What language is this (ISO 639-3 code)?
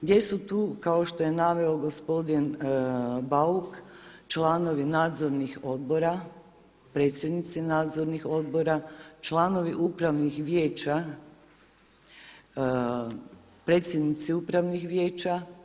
hrv